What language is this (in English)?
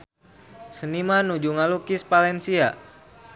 Sundanese